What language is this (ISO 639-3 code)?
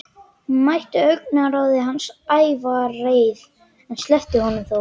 isl